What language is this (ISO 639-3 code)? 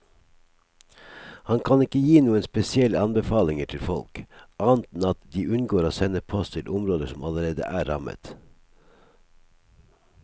nor